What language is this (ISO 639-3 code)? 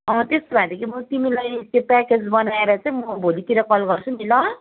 nep